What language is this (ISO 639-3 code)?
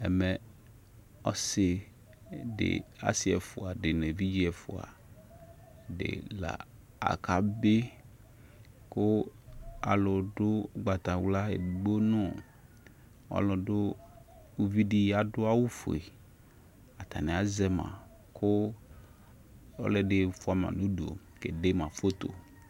kpo